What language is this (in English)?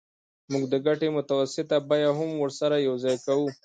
Pashto